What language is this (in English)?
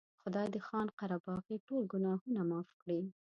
Pashto